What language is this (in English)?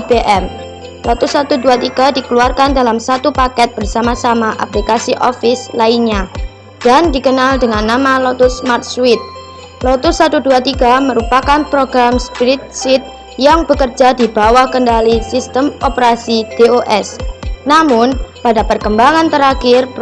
Indonesian